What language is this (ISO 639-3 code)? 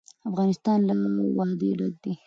pus